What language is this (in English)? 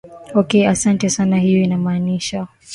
Swahili